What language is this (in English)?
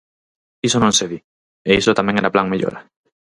Galician